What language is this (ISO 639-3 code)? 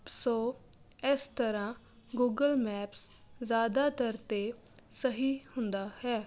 pan